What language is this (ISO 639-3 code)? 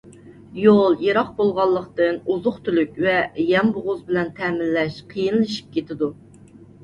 uig